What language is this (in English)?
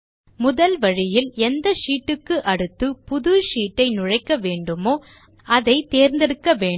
Tamil